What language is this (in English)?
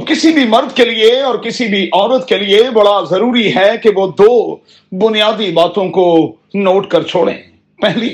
Urdu